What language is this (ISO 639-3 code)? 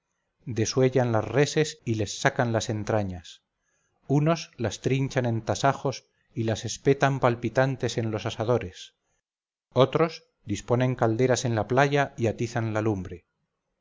spa